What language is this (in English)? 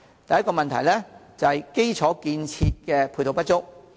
Cantonese